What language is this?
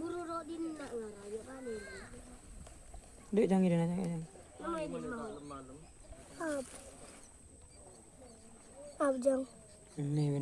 Indonesian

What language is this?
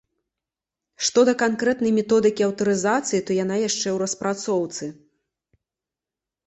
Belarusian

